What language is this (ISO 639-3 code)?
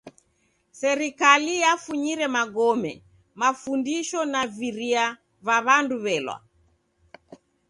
dav